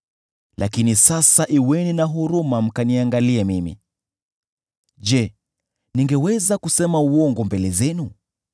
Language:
Swahili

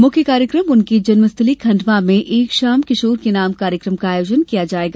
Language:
Hindi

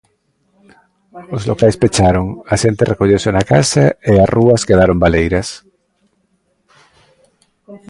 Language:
Galician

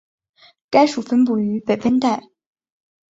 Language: Chinese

